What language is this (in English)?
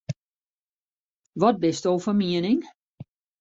Western Frisian